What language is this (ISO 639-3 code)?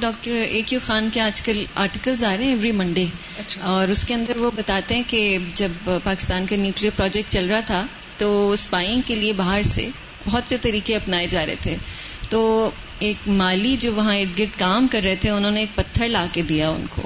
urd